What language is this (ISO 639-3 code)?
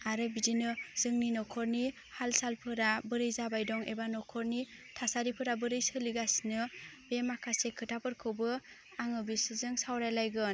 brx